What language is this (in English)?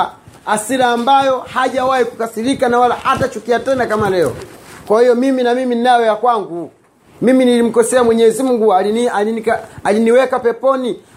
Swahili